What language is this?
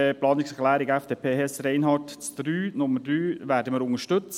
Swiss German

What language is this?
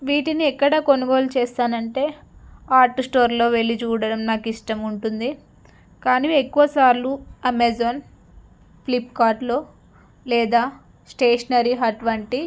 Telugu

